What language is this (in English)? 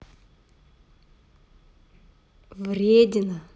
Russian